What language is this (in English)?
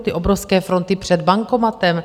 Czech